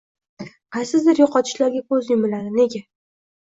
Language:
Uzbek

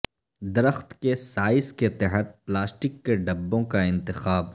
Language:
Urdu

